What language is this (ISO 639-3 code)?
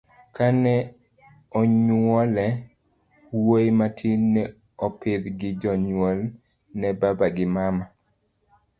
luo